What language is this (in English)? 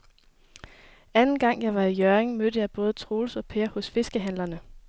Danish